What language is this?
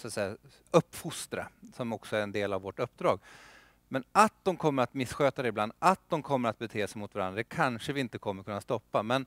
Swedish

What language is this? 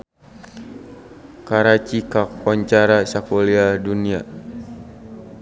Sundanese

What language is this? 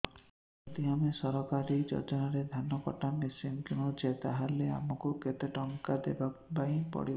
Odia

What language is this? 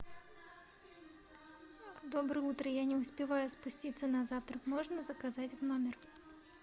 Russian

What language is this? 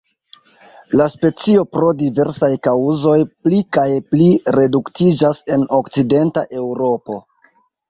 Esperanto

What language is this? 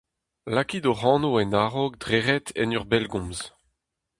Breton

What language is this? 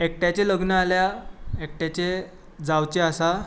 Konkani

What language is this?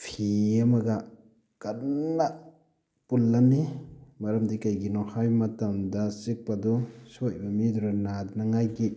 Manipuri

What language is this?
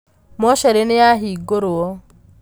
Kikuyu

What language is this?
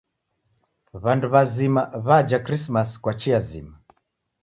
Taita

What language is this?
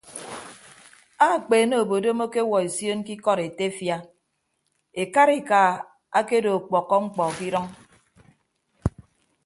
Ibibio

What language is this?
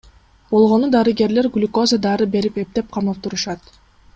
Kyrgyz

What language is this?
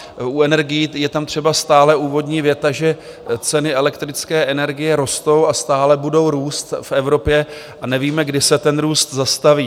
Czech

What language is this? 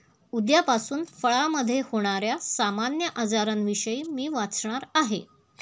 Marathi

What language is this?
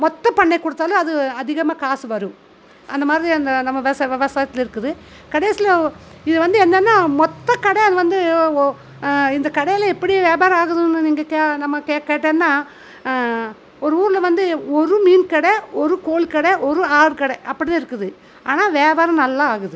Tamil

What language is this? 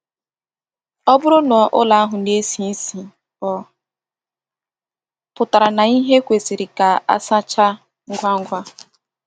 Igbo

